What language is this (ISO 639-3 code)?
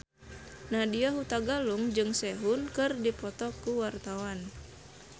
sun